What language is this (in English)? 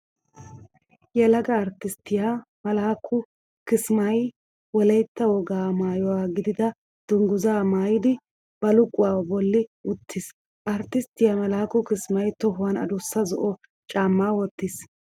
Wolaytta